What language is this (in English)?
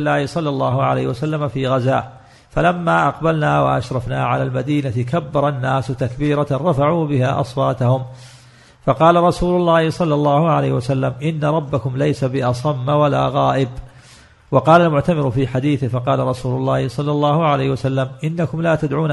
Arabic